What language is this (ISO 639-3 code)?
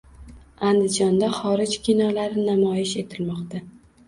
uzb